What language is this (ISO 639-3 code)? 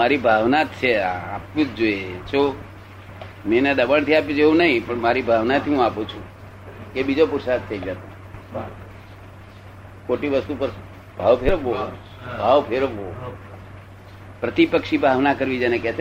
guj